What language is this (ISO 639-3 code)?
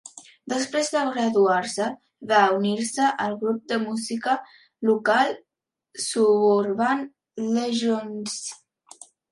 cat